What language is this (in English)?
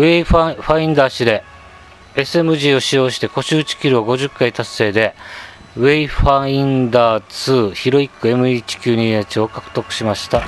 Japanese